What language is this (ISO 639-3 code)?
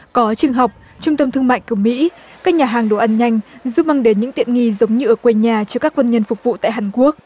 vie